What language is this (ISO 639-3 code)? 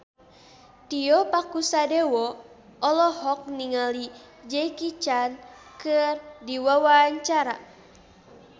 sun